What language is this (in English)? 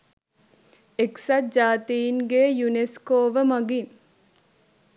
Sinhala